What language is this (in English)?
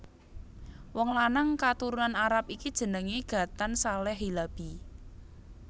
Javanese